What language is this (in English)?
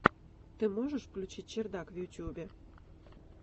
Russian